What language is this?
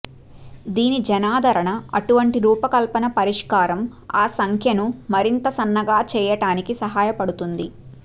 Telugu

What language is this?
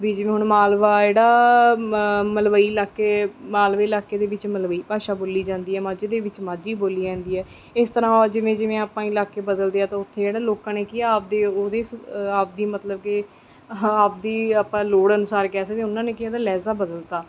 Punjabi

